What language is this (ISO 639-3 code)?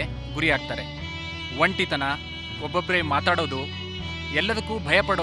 kan